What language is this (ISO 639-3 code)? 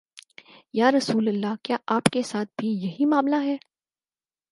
urd